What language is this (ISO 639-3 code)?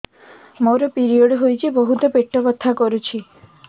ori